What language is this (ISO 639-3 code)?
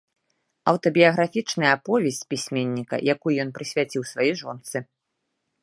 bel